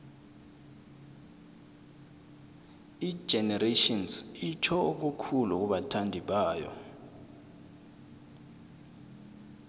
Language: South Ndebele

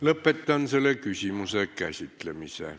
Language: Estonian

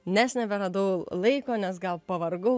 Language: Lithuanian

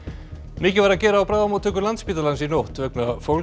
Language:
Icelandic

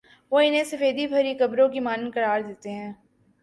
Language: Urdu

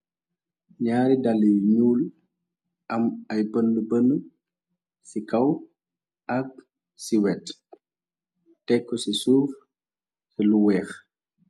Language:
Wolof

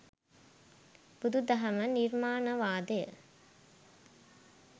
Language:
Sinhala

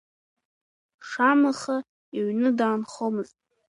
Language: Abkhazian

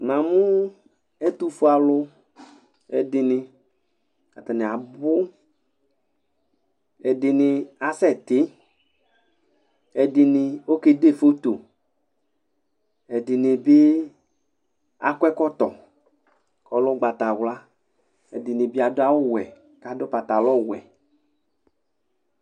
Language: Ikposo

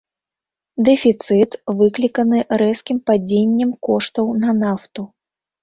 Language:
Belarusian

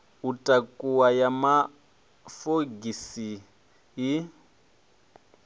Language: Venda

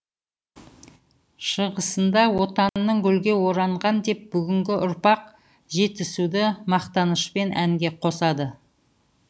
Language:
Kazakh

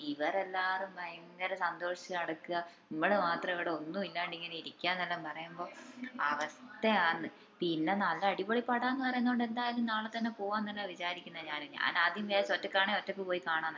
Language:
Malayalam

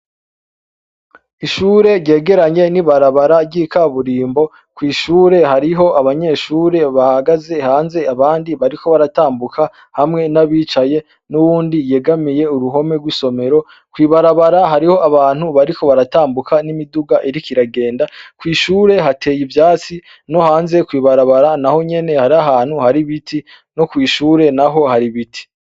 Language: Rundi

